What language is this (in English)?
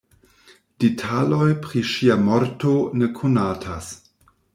Esperanto